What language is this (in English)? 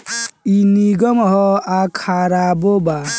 Bhojpuri